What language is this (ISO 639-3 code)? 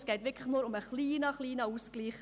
gsw